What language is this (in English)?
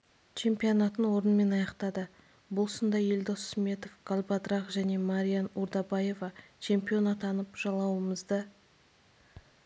Kazakh